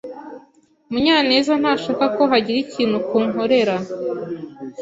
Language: Kinyarwanda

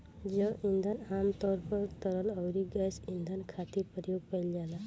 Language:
Bhojpuri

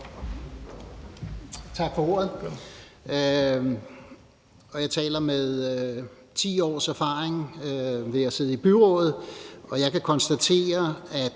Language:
Danish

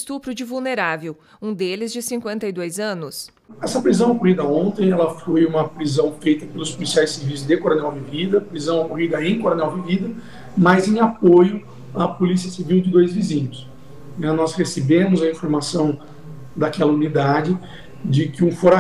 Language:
Portuguese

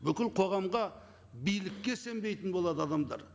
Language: Kazakh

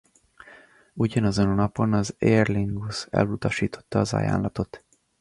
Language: Hungarian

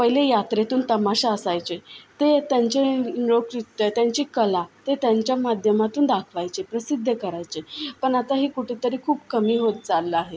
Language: Marathi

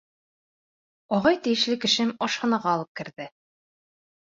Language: Bashkir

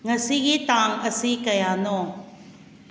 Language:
Manipuri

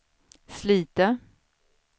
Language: Swedish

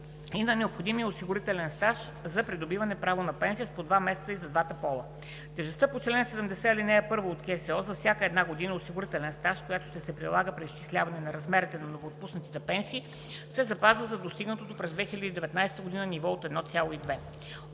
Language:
Bulgarian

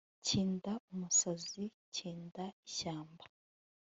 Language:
Kinyarwanda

